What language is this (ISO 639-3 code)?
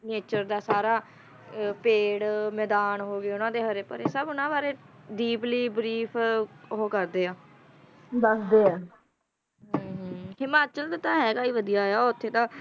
pan